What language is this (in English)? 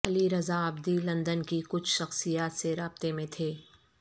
Urdu